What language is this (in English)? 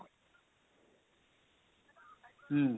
Odia